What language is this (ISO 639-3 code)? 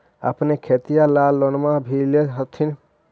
mag